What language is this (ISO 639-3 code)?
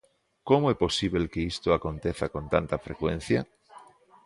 glg